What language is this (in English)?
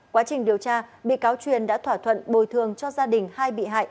Vietnamese